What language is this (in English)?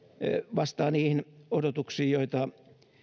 Finnish